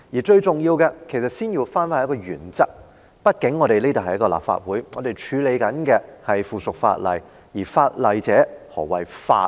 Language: Cantonese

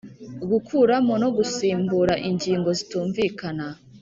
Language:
Kinyarwanda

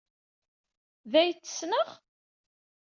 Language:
Kabyle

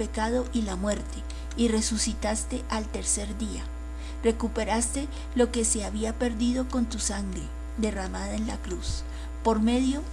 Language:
Spanish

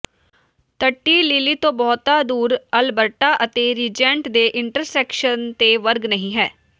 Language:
Punjabi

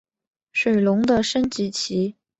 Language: Chinese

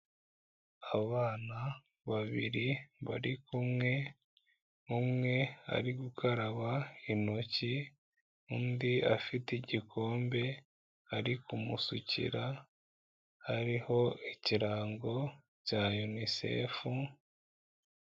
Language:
Kinyarwanda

